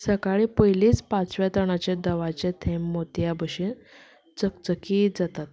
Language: Konkani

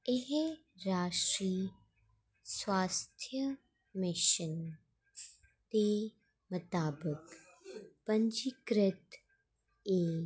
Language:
Dogri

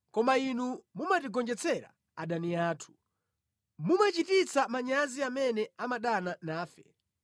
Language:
Nyanja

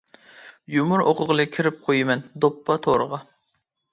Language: Uyghur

